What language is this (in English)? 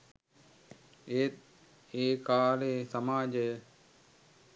Sinhala